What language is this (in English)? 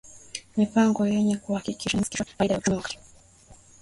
Swahili